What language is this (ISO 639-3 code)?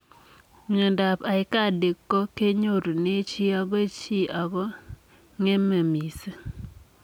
kln